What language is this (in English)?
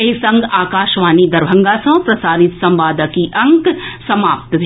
Maithili